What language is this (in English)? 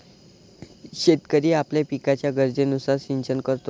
Marathi